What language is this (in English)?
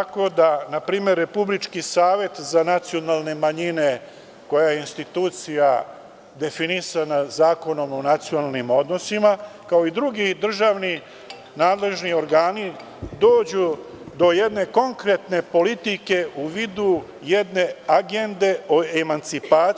Serbian